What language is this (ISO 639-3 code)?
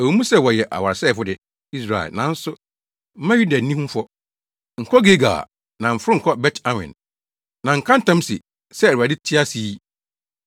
aka